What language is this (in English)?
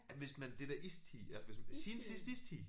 Danish